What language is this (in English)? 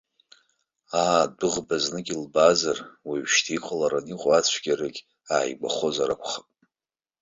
Abkhazian